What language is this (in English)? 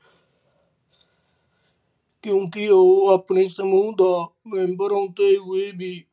Punjabi